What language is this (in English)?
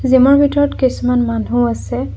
Assamese